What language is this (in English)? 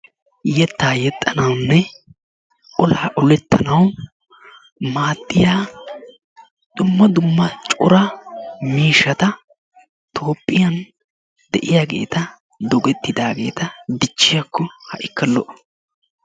Wolaytta